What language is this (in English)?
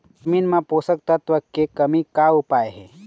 Chhattisgarhi